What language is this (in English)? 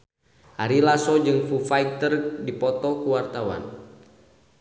Sundanese